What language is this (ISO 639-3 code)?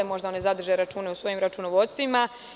srp